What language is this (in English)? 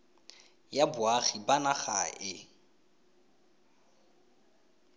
Tswana